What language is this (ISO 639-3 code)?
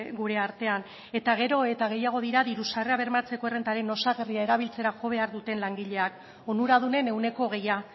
eus